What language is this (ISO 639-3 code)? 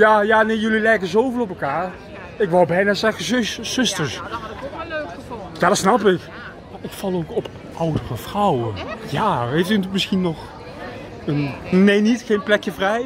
nld